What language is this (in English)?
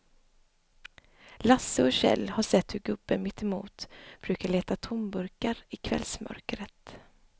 Swedish